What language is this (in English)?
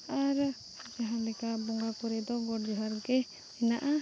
Santali